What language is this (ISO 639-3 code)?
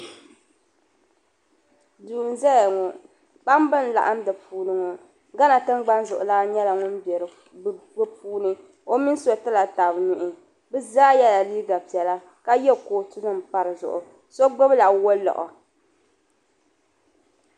dag